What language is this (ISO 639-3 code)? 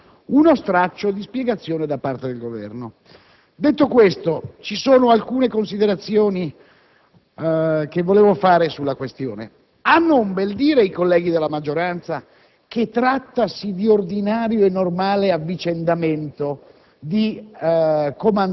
ita